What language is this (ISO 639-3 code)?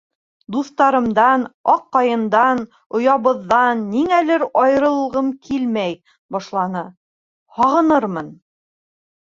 bak